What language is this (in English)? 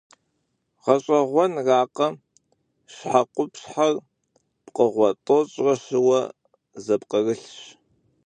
Kabardian